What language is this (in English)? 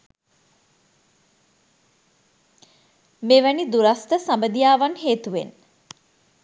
Sinhala